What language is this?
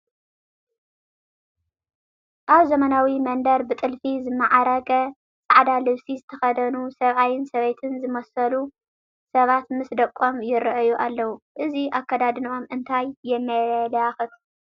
Tigrinya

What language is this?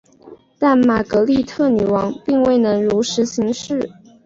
Chinese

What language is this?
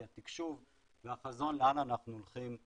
Hebrew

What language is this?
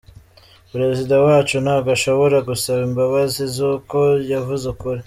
Kinyarwanda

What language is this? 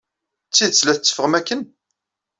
Kabyle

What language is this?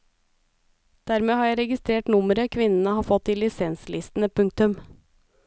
Norwegian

